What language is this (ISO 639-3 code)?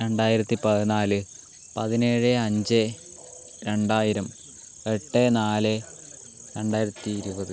mal